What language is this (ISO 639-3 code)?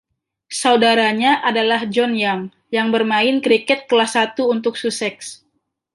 ind